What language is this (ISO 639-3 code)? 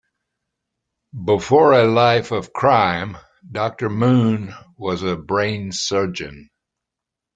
eng